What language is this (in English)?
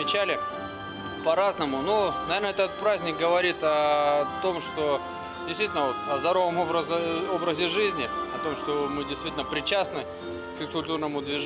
Russian